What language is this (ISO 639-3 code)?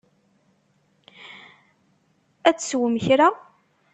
kab